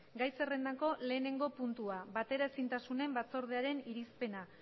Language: Basque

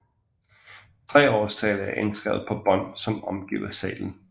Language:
Danish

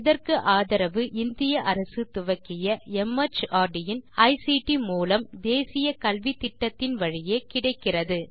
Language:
Tamil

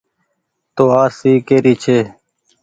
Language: Goaria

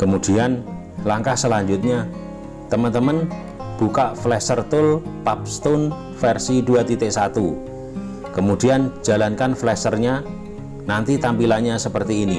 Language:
Indonesian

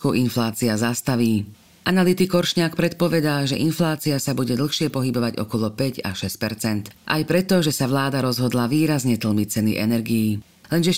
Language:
Slovak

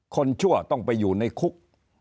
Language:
Thai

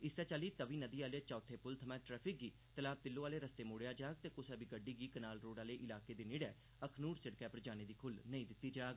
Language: Dogri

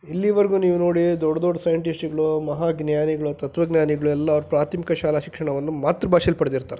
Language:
Kannada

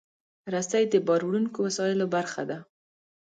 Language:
Pashto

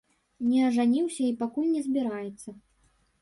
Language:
Belarusian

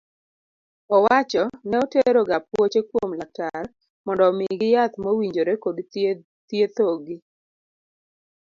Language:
Luo (Kenya and Tanzania)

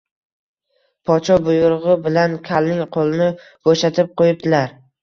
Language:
Uzbek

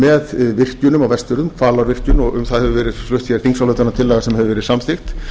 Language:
Icelandic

